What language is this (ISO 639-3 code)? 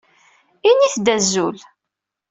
kab